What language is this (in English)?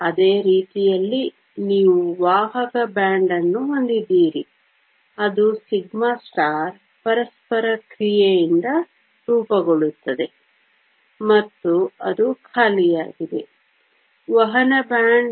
Kannada